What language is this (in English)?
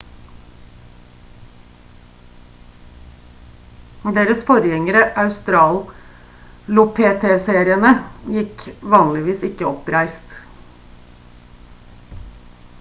Norwegian Bokmål